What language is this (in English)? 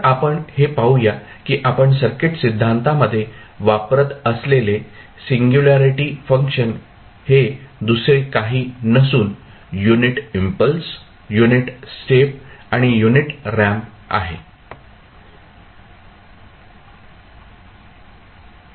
Marathi